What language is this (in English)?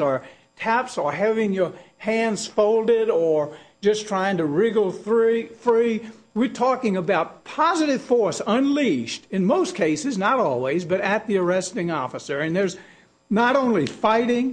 English